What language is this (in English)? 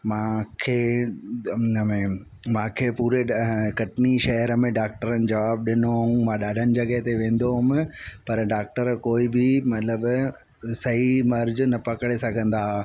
Sindhi